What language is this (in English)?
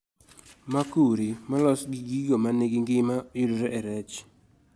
Luo (Kenya and Tanzania)